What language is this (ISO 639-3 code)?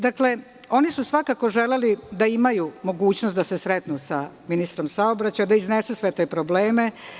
srp